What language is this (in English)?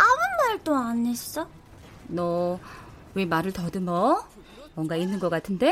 Korean